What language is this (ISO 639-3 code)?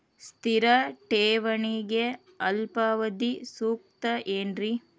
kan